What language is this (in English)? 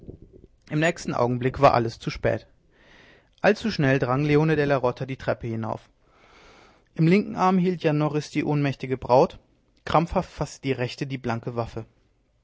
German